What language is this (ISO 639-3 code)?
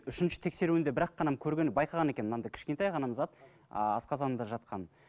kaz